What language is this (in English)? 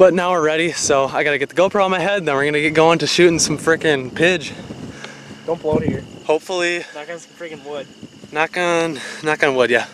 English